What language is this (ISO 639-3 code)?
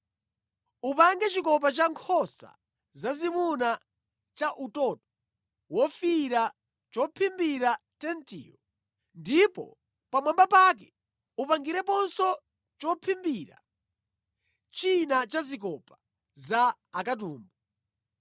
nya